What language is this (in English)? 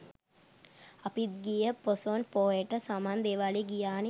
Sinhala